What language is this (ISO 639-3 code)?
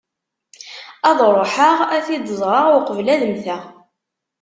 kab